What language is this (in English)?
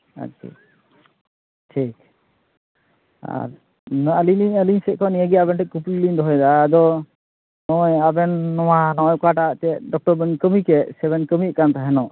Santali